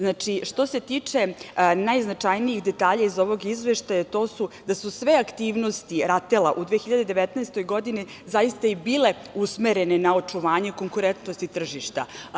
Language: Serbian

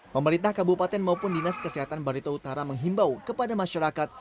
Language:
Indonesian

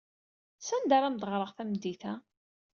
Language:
Kabyle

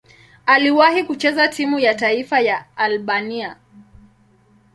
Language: Swahili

